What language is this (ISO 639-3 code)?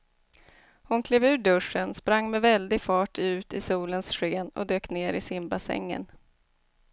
swe